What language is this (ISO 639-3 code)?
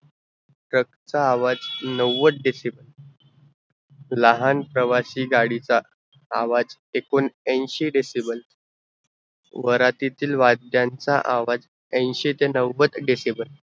mar